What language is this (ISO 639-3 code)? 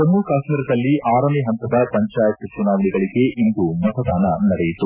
kan